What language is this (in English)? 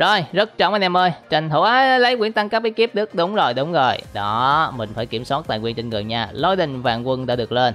Vietnamese